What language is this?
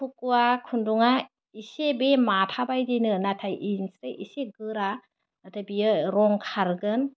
Bodo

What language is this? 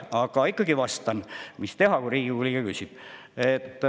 Estonian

